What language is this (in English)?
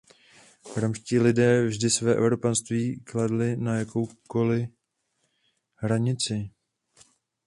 Czech